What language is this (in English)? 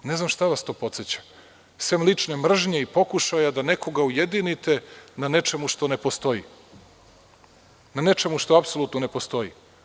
Serbian